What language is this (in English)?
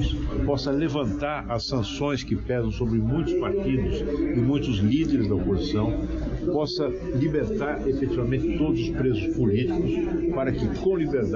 Portuguese